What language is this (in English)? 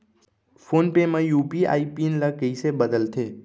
Chhattisgarhi